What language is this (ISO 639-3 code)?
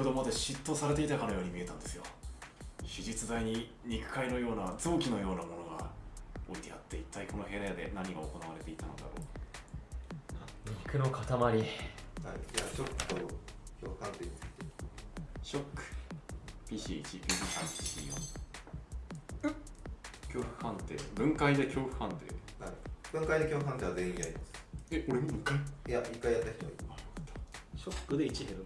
jpn